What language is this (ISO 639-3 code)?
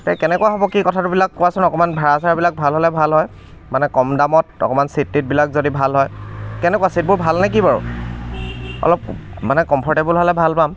asm